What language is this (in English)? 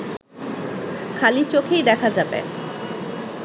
Bangla